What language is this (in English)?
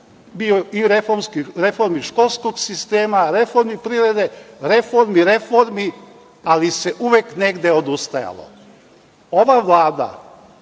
Serbian